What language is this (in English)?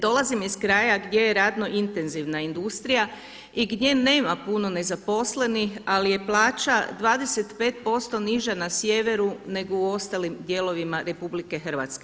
Croatian